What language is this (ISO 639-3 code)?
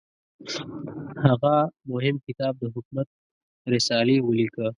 pus